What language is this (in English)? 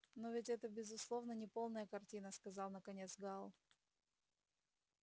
Russian